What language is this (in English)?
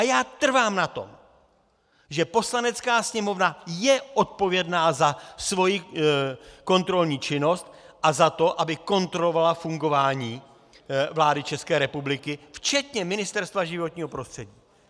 Czech